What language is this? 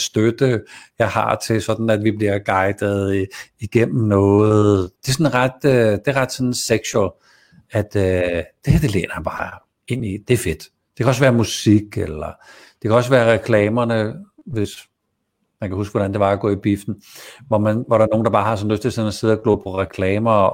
Danish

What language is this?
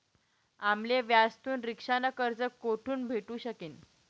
Marathi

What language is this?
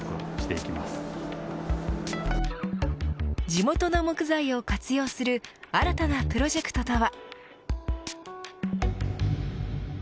Japanese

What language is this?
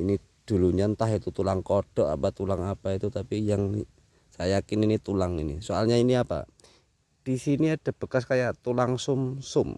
Indonesian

